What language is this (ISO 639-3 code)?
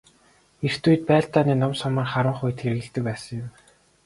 mon